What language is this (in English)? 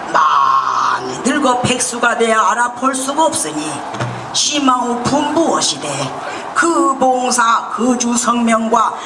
Korean